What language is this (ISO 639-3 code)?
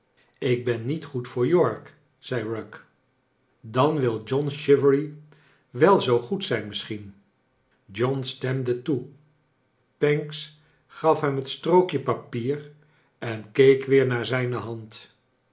nld